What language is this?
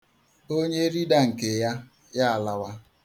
Igbo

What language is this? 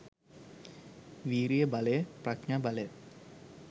Sinhala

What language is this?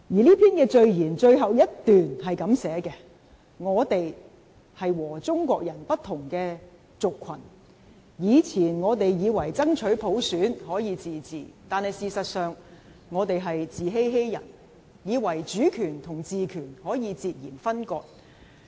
Cantonese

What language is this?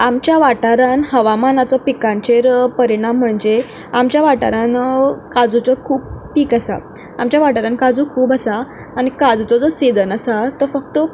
Konkani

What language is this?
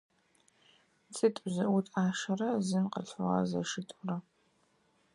Adyghe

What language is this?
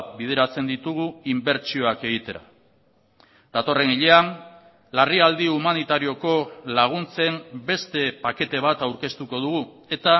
Basque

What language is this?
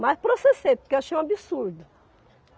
Portuguese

